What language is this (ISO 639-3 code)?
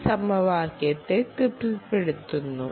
mal